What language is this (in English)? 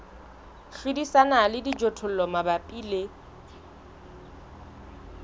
Southern Sotho